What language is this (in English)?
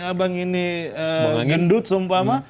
Indonesian